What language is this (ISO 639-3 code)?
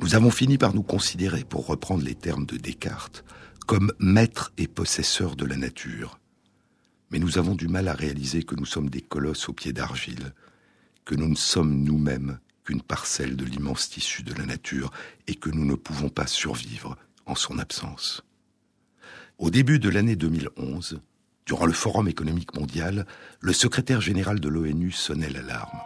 fra